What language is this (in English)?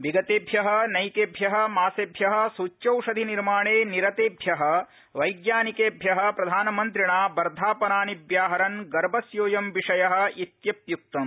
Sanskrit